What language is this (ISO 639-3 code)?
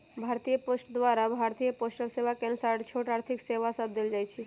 mag